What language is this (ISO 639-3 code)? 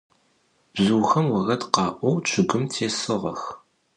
ady